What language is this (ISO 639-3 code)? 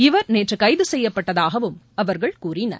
tam